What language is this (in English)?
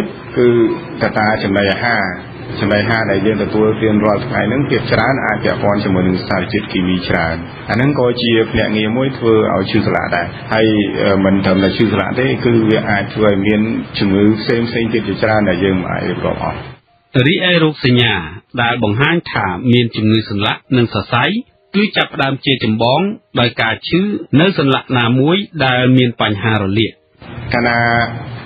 Thai